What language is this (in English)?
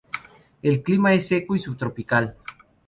Spanish